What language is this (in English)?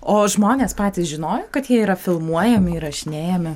Lithuanian